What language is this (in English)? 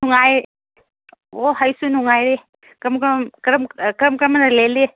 Manipuri